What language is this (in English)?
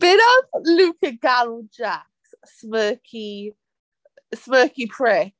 Welsh